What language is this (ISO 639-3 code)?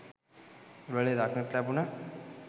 sin